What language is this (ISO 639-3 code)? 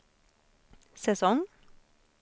swe